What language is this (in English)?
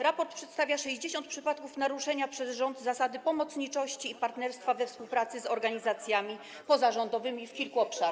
Polish